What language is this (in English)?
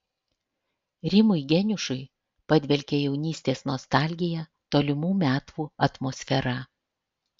Lithuanian